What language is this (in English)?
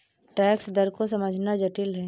Hindi